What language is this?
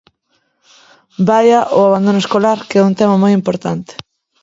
Galician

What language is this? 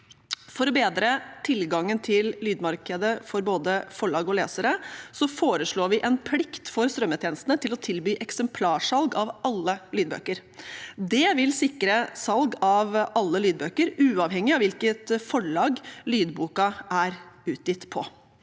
Norwegian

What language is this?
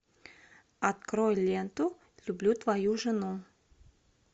Russian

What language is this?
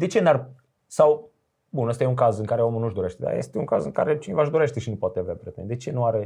Romanian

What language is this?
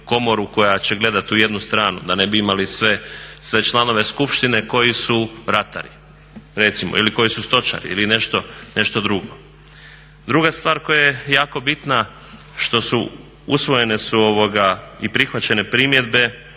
Croatian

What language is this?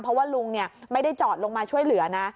Thai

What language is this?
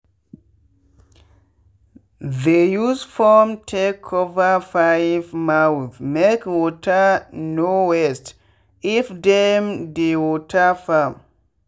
Nigerian Pidgin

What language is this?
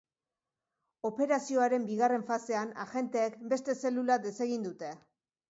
Basque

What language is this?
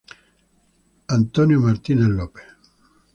Spanish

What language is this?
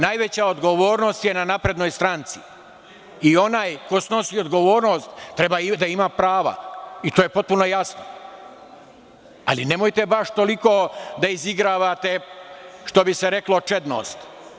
Serbian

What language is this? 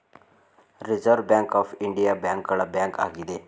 Kannada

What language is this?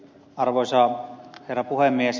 Finnish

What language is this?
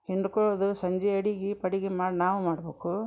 Kannada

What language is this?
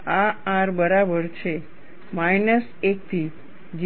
Gujarati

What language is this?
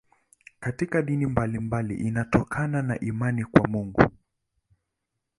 Swahili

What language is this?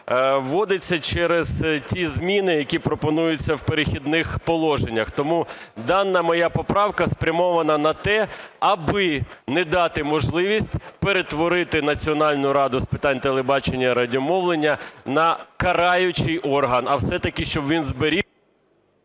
Ukrainian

